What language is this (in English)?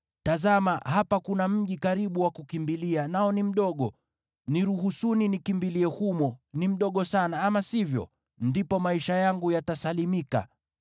Swahili